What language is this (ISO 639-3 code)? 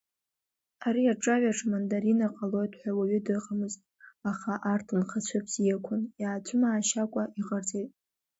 abk